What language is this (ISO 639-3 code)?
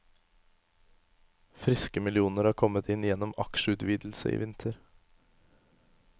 nor